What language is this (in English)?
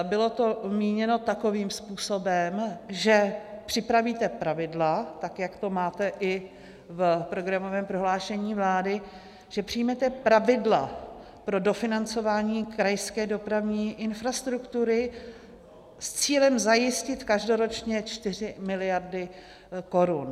Czech